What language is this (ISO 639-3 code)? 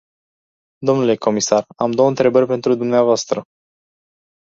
ron